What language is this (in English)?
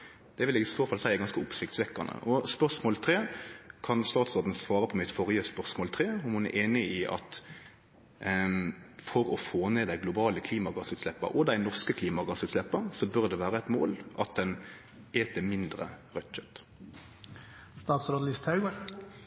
Norwegian Nynorsk